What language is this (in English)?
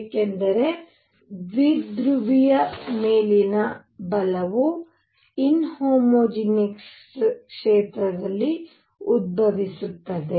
Kannada